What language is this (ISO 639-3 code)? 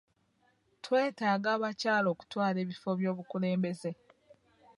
lug